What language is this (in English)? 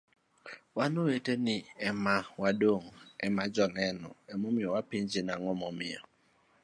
Luo (Kenya and Tanzania)